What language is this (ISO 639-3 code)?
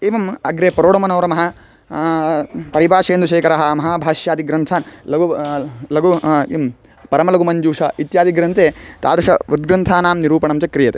san